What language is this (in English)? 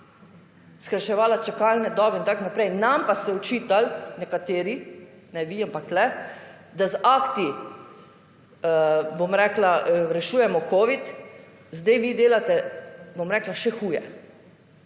Slovenian